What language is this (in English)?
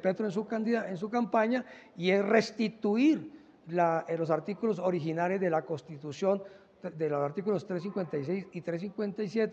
Spanish